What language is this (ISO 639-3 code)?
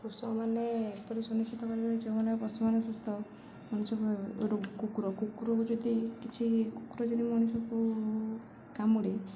ori